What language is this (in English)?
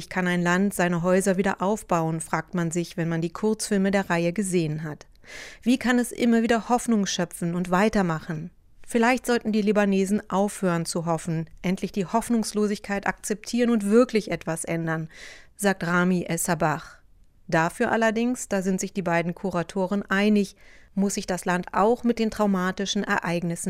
German